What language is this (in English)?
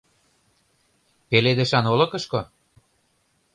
Mari